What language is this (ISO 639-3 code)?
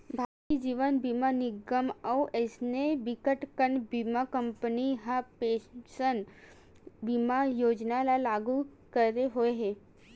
hne